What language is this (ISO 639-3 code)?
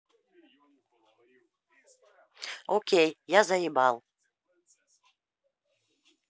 rus